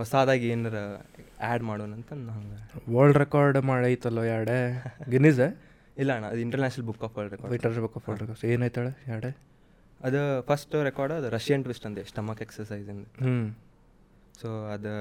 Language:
Kannada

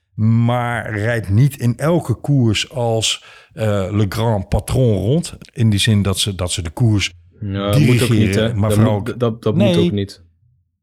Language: Dutch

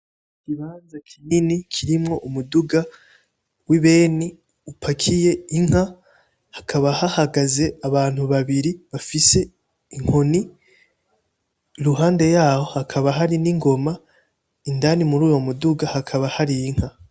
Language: Rundi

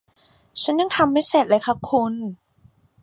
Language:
Thai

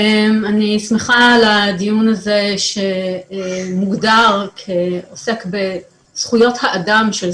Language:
Hebrew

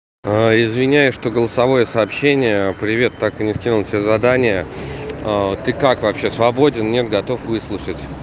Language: Russian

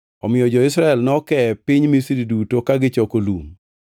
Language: Luo (Kenya and Tanzania)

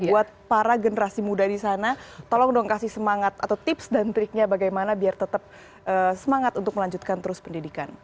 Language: Indonesian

